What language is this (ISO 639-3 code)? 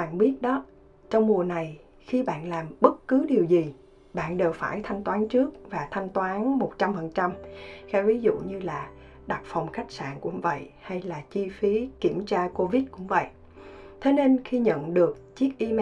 vie